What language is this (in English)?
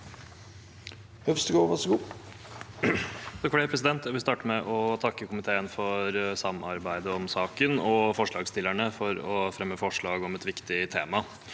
Norwegian